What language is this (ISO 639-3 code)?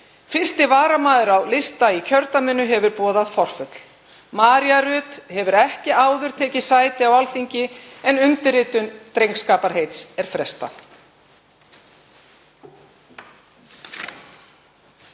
isl